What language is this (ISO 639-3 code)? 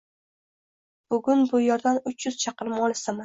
uzb